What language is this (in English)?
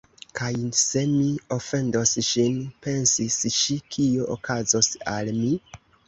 Esperanto